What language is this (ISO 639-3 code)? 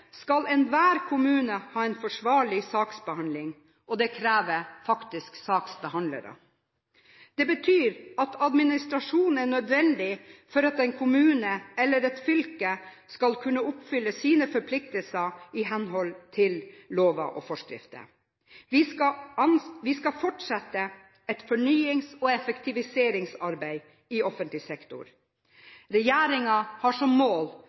nob